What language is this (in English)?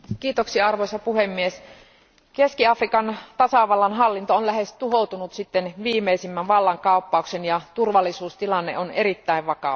Finnish